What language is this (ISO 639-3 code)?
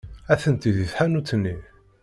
kab